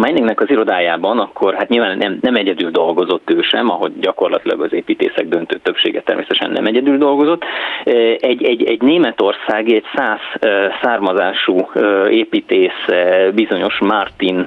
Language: Hungarian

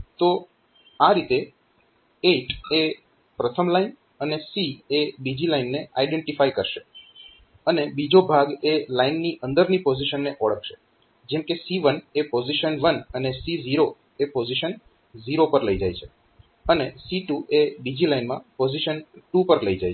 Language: Gujarati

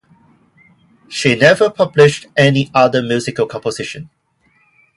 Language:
English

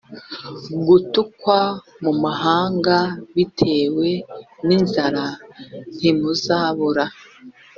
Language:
Kinyarwanda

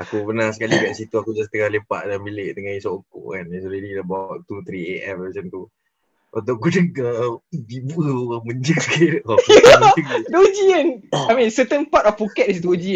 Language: Malay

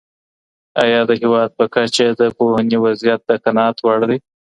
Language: Pashto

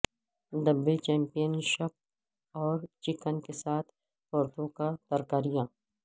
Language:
Urdu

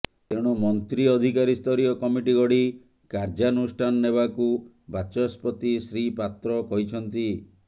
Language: Odia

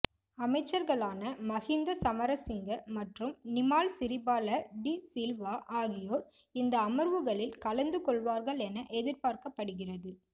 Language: Tamil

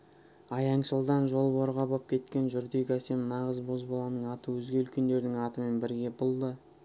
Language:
Kazakh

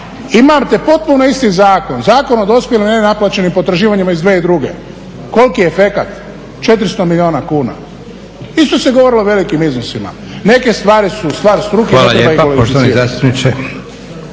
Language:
Croatian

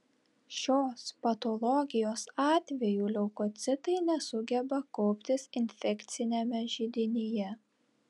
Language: Lithuanian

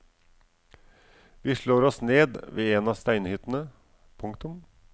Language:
Norwegian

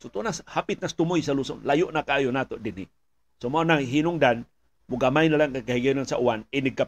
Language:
Filipino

